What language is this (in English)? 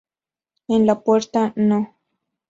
Spanish